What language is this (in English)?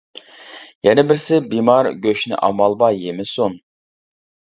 Uyghur